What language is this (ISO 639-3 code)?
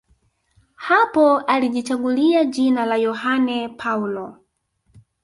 swa